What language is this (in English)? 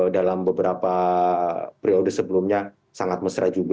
Indonesian